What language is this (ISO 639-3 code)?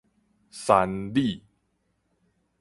nan